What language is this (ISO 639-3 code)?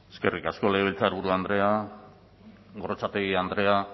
eus